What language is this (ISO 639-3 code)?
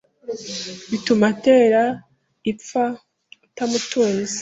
kin